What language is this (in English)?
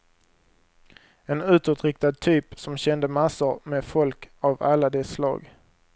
Swedish